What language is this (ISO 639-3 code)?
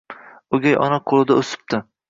uzb